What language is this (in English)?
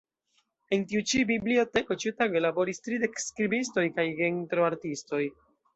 Esperanto